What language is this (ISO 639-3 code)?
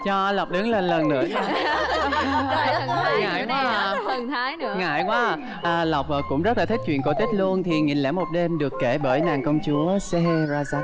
vie